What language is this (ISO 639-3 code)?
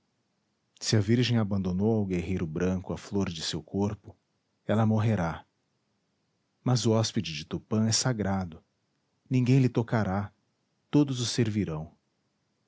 por